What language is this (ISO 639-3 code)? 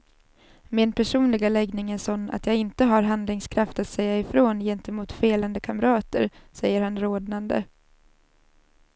swe